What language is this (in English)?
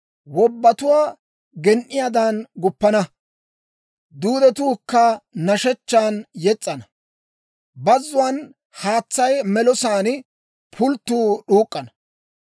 Dawro